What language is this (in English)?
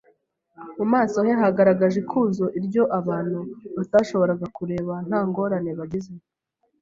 Kinyarwanda